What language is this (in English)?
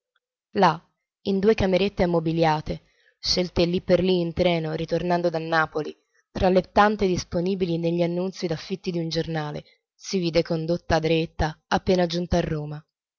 Italian